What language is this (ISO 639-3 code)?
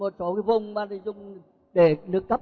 vie